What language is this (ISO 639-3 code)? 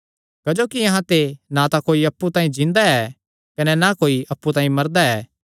xnr